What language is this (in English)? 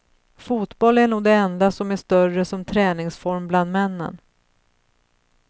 Swedish